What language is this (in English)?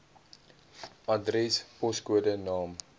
Afrikaans